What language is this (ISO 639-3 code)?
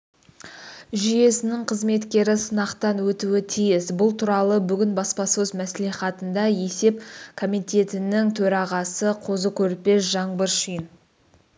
kaz